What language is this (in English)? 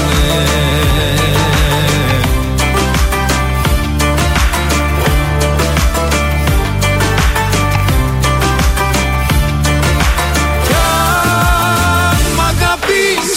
Greek